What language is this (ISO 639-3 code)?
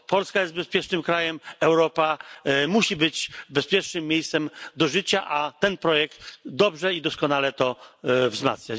pol